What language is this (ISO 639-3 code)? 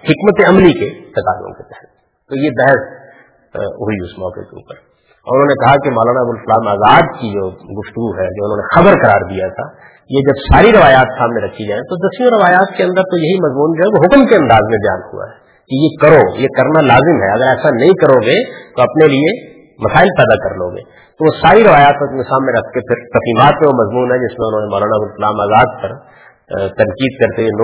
urd